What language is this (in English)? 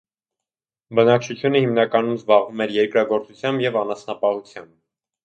Armenian